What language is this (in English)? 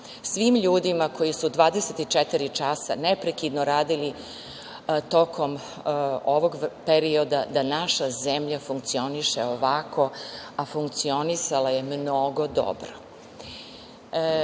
Serbian